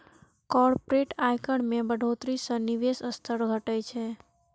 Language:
Maithili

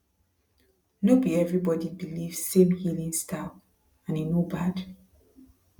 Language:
Nigerian Pidgin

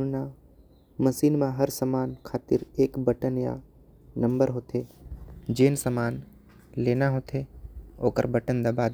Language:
Korwa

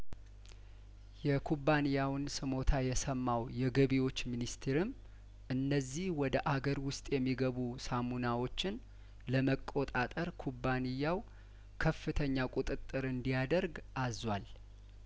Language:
Amharic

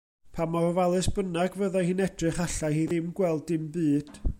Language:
Welsh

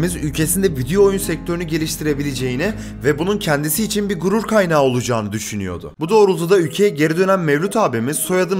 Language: Turkish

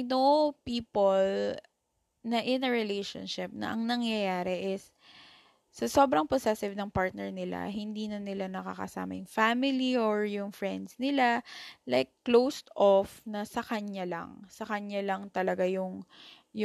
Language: Filipino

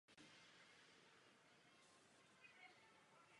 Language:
Czech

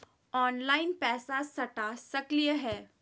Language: Magahi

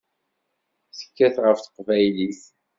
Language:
Kabyle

